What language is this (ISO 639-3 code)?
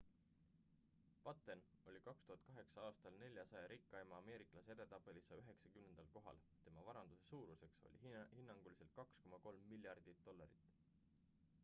est